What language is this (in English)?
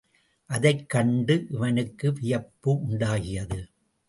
Tamil